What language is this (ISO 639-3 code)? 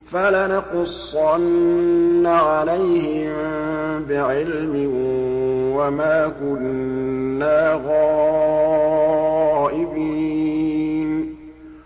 ara